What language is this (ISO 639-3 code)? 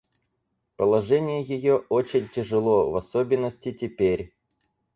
rus